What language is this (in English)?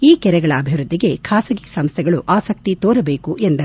Kannada